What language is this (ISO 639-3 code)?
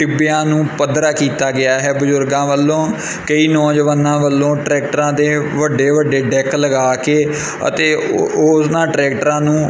pan